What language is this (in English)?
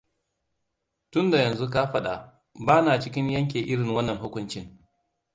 Hausa